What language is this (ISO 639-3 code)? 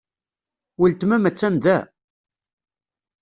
kab